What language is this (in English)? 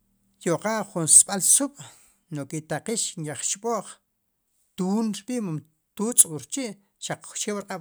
Sipacapense